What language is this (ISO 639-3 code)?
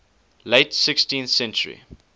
eng